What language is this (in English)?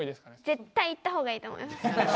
Japanese